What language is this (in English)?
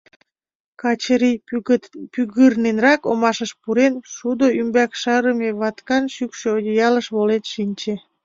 Mari